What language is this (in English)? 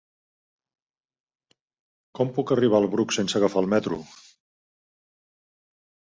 Catalan